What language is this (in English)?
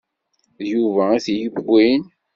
Kabyle